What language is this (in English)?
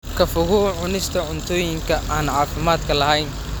Somali